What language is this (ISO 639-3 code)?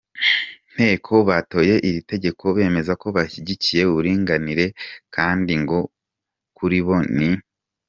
kin